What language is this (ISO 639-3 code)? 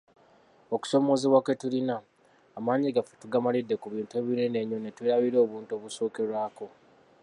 lug